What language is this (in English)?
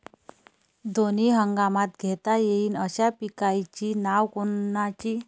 Marathi